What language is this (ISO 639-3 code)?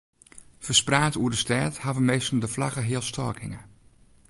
fry